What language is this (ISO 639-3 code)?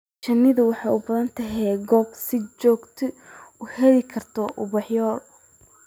som